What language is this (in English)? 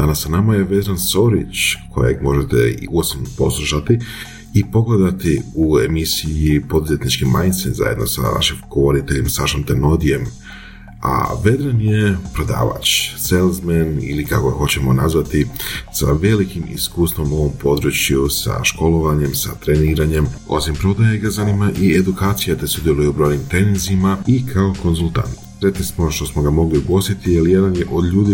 Croatian